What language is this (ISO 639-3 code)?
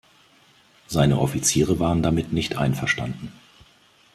deu